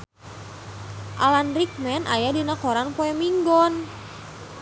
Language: Sundanese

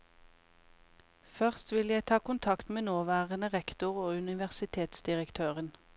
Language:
Norwegian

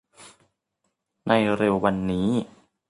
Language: Thai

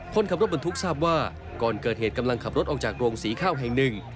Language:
Thai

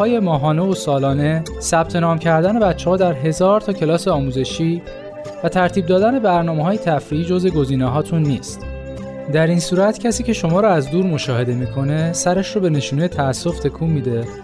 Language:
Persian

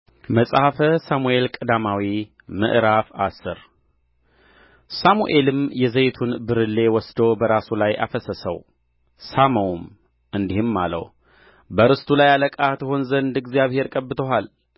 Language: Amharic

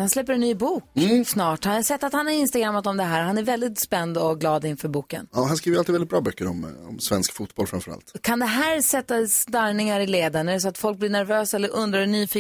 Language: Swedish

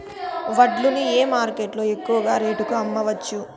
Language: Telugu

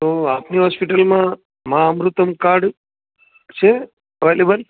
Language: Gujarati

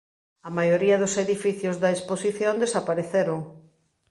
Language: Galician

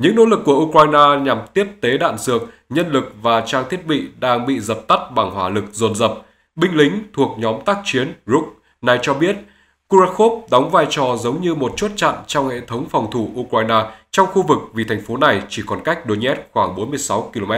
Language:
Vietnamese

